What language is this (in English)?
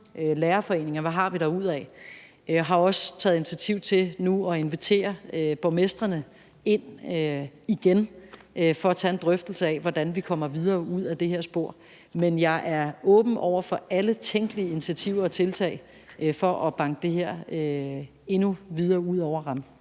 Danish